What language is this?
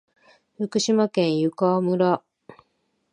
Japanese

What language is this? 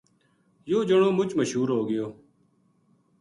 Gujari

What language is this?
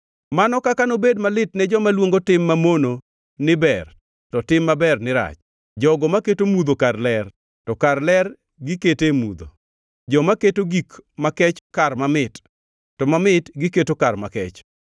Luo (Kenya and Tanzania)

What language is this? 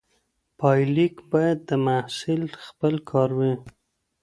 Pashto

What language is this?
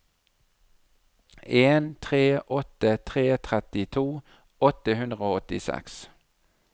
Norwegian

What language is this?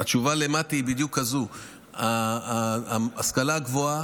Hebrew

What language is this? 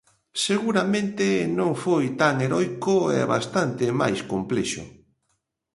Galician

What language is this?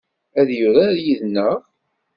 Kabyle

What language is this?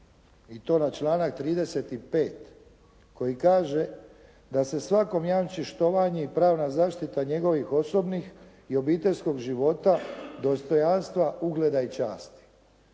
Croatian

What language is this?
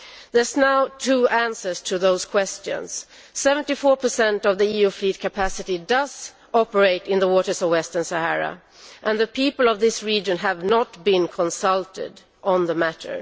English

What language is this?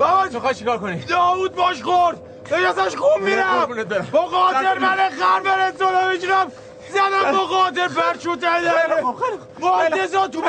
Persian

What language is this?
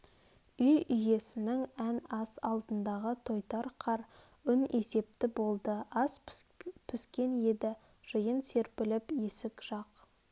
Kazakh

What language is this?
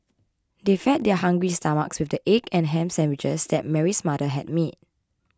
English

